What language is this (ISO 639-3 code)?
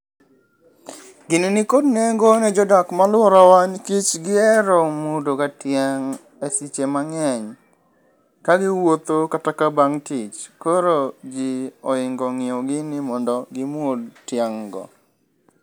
luo